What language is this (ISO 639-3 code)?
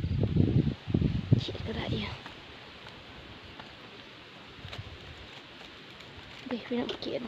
tha